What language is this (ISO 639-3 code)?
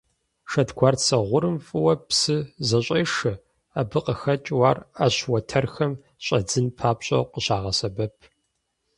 kbd